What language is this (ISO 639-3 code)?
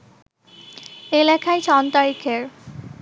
ben